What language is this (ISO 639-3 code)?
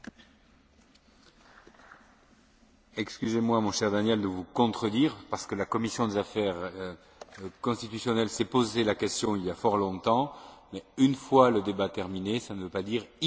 fra